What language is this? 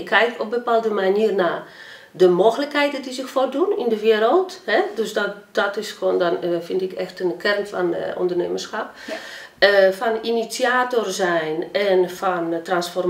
Dutch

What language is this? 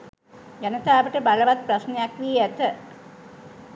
Sinhala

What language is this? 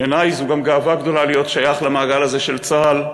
Hebrew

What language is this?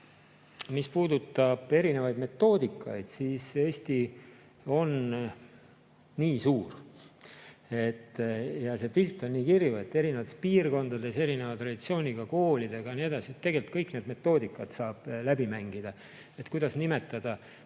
Estonian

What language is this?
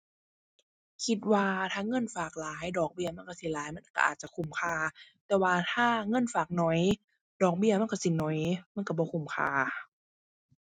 Thai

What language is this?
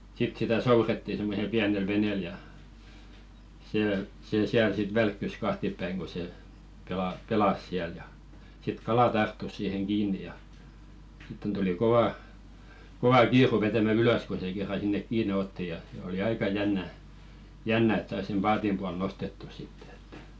Finnish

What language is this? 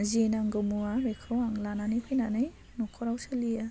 Bodo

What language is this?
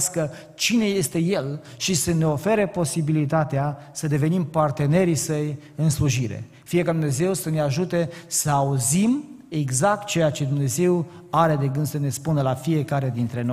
Romanian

